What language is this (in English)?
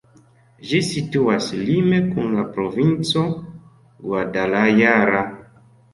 Esperanto